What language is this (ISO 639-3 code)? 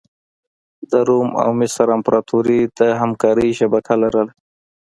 pus